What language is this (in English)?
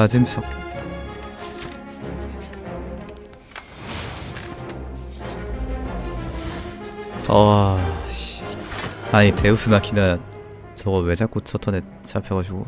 Korean